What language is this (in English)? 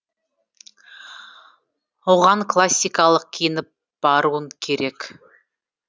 Kazakh